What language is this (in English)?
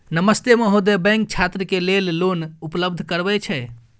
Maithili